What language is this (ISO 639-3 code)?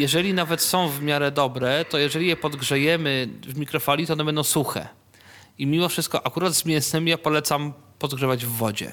pol